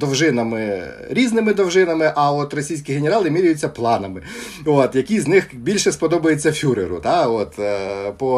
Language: Ukrainian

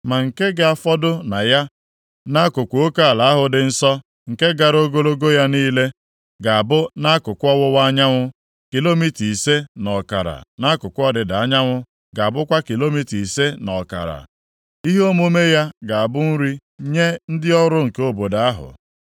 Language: Igbo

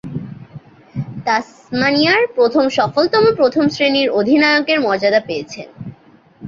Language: Bangla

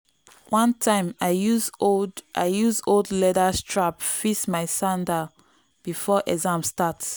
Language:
Nigerian Pidgin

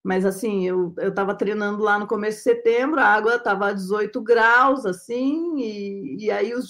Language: Portuguese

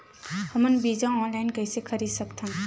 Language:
Chhattisgarhi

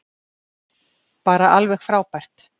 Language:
Icelandic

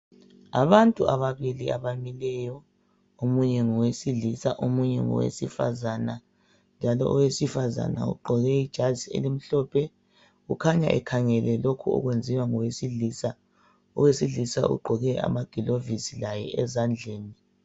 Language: North Ndebele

